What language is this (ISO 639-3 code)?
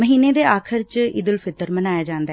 pan